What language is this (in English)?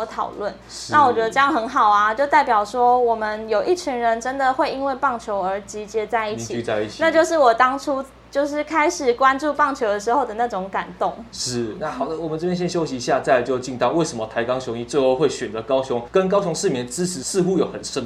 Chinese